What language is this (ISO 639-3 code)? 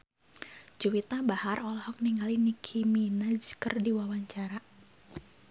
sun